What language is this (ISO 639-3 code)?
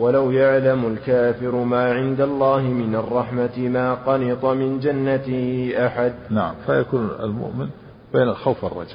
ara